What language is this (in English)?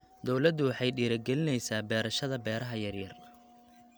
Somali